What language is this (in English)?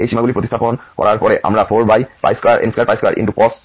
Bangla